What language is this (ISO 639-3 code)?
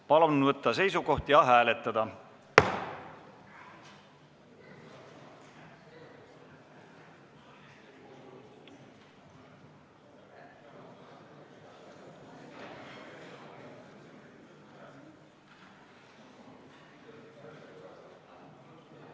est